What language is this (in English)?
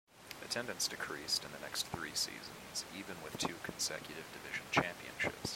English